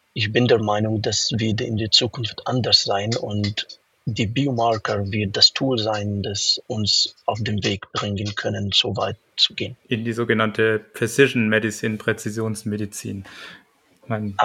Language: German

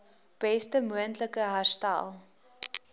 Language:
Afrikaans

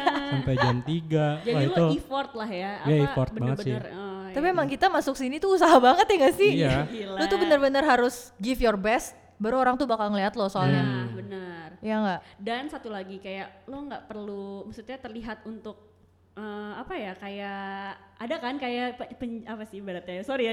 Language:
Indonesian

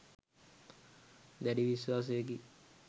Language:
Sinhala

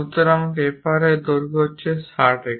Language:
Bangla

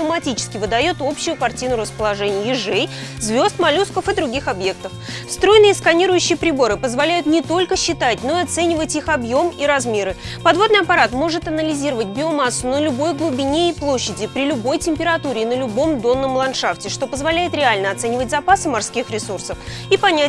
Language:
Russian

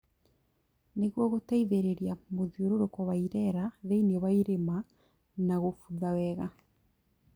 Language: Kikuyu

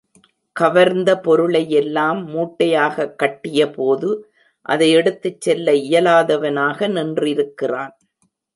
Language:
Tamil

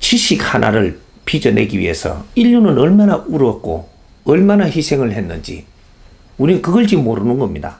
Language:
Korean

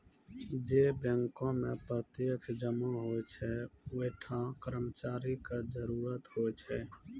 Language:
Maithili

